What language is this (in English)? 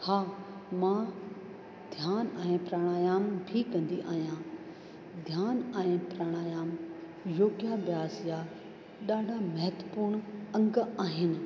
Sindhi